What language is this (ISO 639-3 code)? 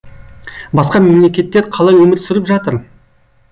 kaz